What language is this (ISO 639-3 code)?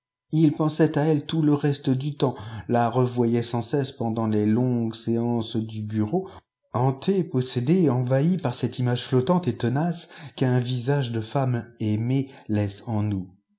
fra